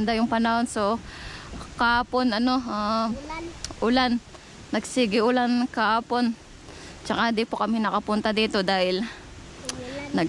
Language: Filipino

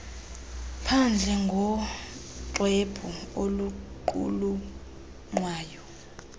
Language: Xhosa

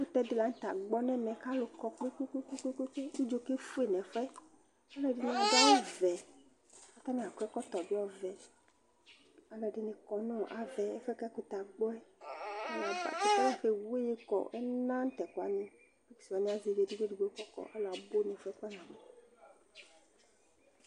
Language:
Ikposo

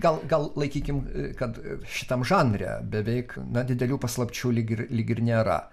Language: Lithuanian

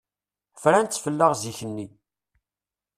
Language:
Kabyle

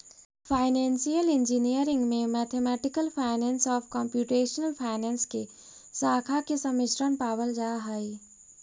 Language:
Magahi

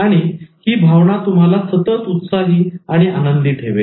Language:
Marathi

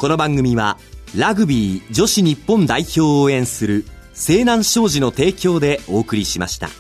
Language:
Japanese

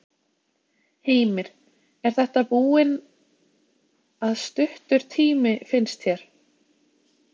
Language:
Icelandic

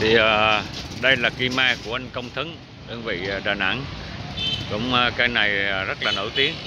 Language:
Vietnamese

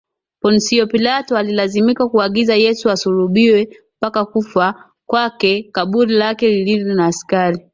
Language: Swahili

